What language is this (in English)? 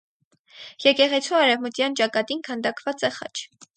Armenian